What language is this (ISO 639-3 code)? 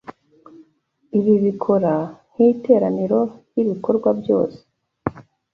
kin